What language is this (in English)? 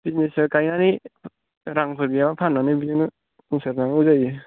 Bodo